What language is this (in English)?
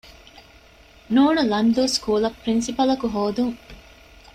Divehi